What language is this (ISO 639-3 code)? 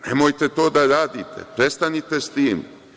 srp